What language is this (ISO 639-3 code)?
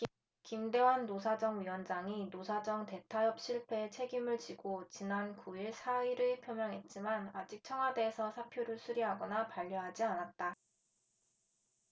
kor